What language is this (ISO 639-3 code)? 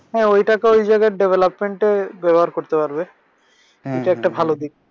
ben